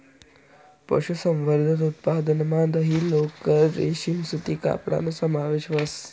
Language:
Marathi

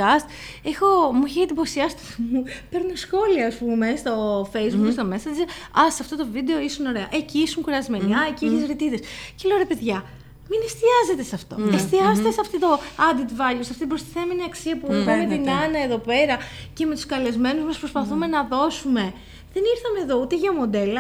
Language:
Greek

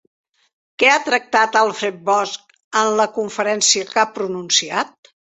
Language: Catalan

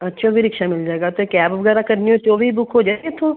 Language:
Punjabi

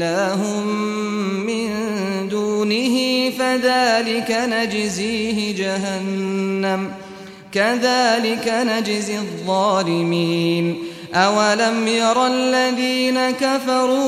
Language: Arabic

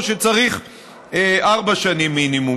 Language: Hebrew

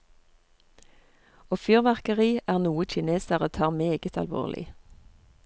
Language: Norwegian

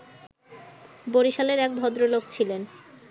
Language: Bangla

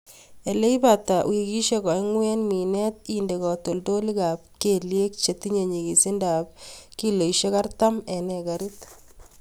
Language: Kalenjin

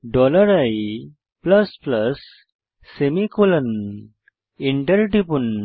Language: Bangla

